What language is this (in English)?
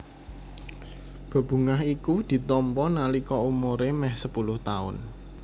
Javanese